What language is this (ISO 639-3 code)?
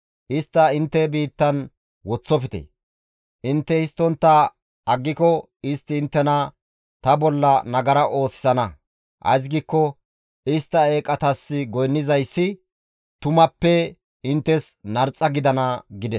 gmv